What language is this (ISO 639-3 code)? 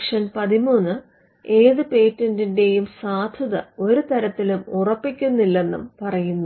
mal